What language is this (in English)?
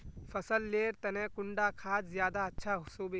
Magahi